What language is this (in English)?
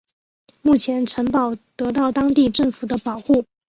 Chinese